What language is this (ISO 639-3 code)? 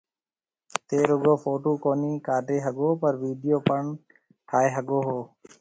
mve